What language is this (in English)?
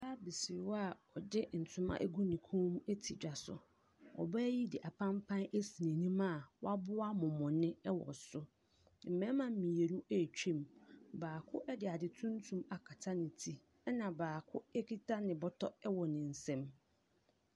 Akan